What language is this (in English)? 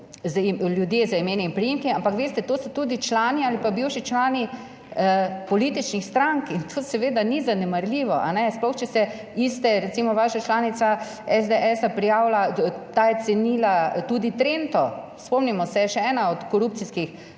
Slovenian